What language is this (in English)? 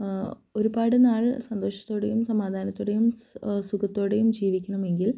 Malayalam